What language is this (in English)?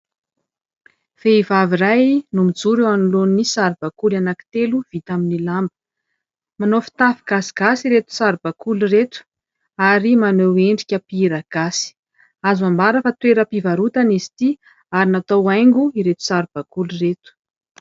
Malagasy